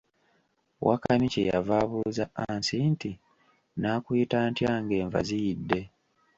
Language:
Ganda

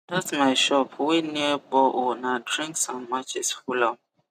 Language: Nigerian Pidgin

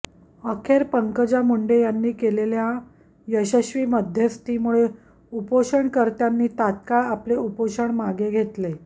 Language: Marathi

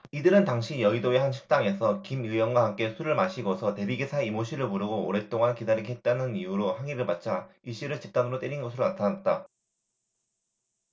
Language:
Korean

